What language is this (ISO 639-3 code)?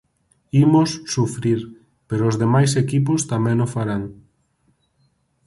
glg